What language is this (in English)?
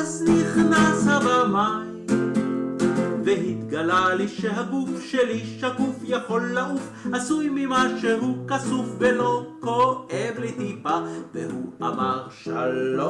Hebrew